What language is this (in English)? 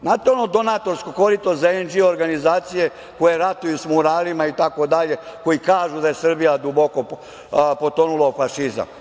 Serbian